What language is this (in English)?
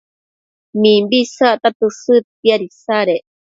Matsés